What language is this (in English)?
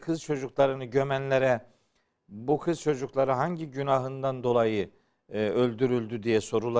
Turkish